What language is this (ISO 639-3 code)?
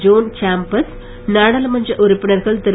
tam